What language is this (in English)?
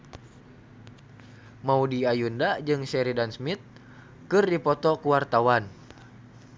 Sundanese